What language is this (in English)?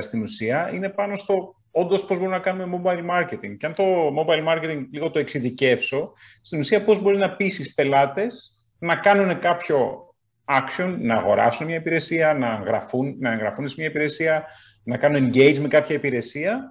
Greek